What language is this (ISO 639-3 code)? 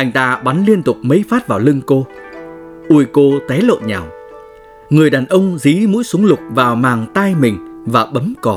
vie